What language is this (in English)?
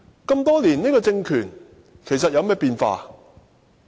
Cantonese